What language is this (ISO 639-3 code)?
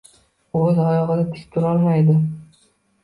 uzb